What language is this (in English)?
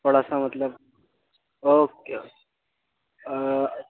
Urdu